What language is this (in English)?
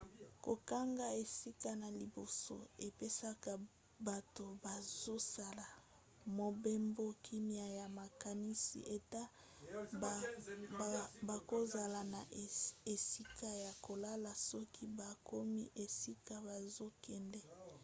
Lingala